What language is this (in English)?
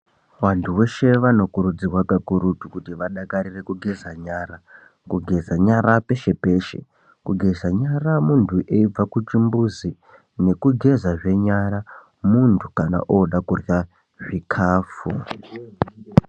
Ndau